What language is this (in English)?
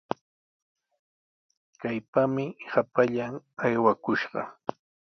Sihuas Ancash Quechua